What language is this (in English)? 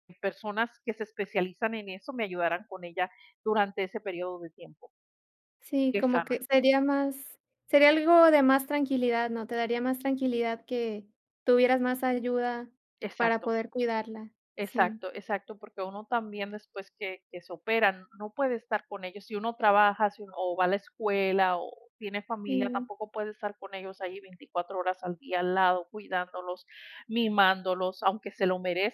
Spanish